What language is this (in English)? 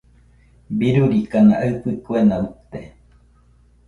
Nüpode Huitoto